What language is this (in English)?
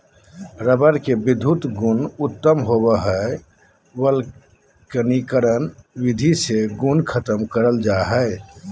Magahi